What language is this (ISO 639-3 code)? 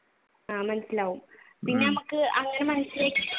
mal